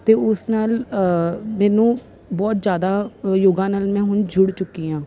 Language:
Punjabi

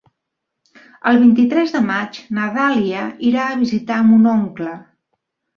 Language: Catalan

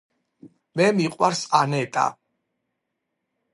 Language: Georgian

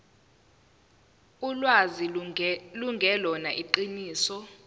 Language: Zulu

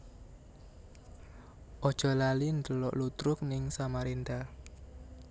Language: Javanese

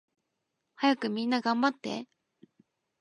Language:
Japanese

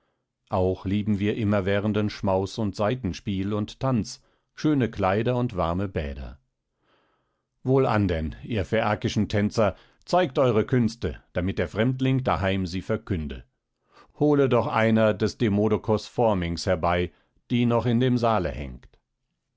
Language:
German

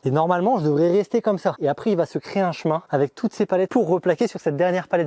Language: French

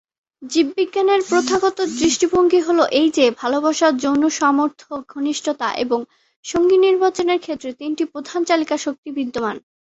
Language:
Bangla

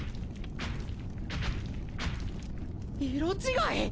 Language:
Japanese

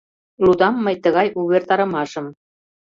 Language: Mari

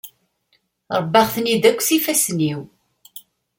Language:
Kabyle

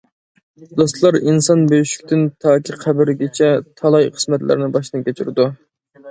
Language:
Uyghur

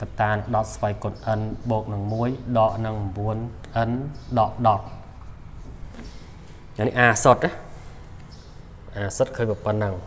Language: Thai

